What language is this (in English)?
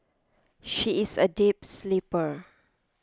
English